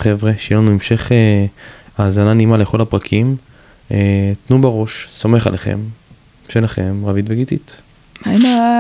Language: Hebrew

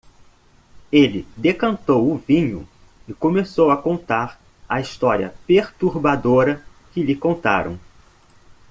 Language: Portuguese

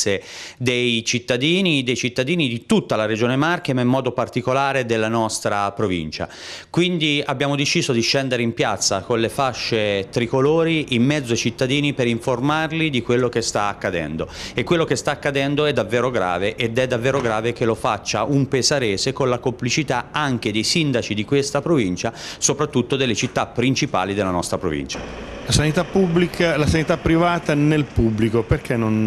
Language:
Italian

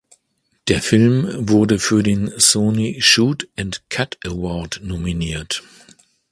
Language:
German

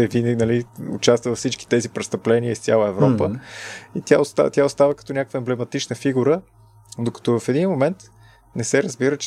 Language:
Bulgarian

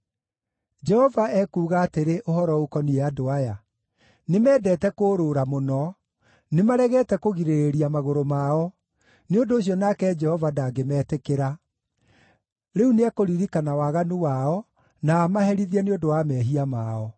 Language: Kikuyu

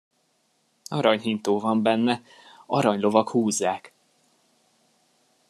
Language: Hungarian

